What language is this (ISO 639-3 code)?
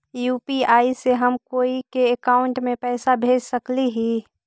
mag